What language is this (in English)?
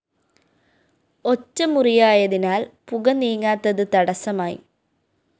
Malayalam